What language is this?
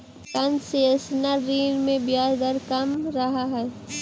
Magahi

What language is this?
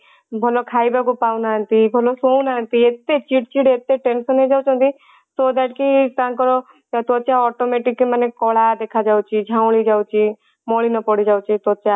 Odia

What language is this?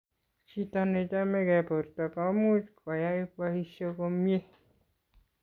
Kalenjin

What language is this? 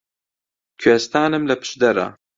Central Kurdish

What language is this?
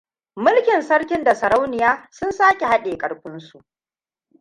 Hausa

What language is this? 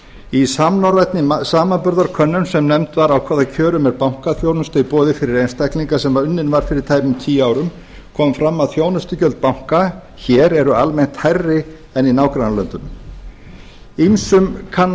Icelandic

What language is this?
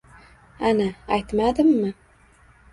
Uzbek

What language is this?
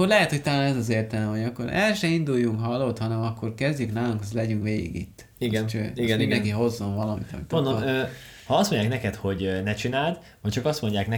Hungarian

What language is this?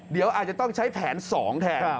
Thai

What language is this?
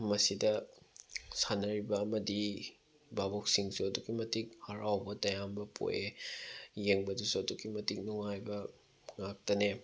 Manipuri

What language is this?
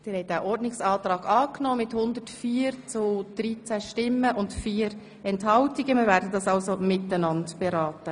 Swiss German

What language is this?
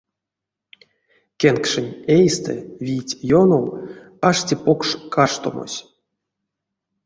Erzya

